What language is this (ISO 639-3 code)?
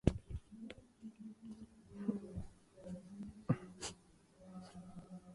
urd